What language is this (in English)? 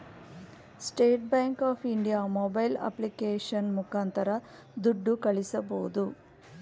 Kannada